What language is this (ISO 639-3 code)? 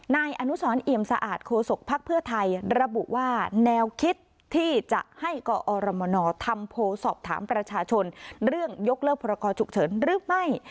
tha